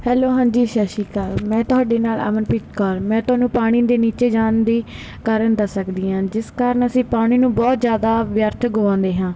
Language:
Punjabi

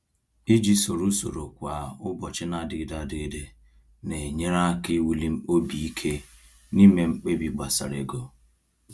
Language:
Igbo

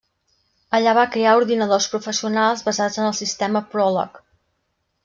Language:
Catalan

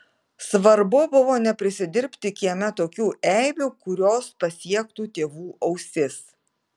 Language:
Lithuanian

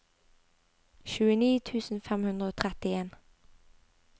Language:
Norwegian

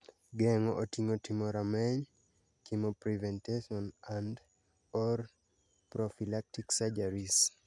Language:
Luo (Kenya and Tanzania)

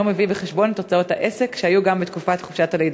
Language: Hebrew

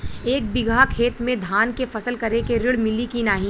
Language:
Bhojpuri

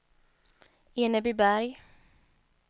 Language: Swedish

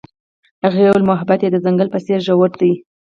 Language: Pashto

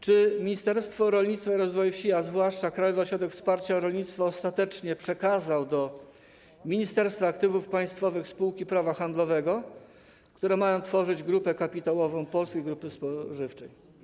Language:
Polish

